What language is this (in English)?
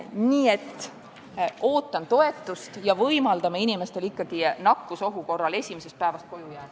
Estonian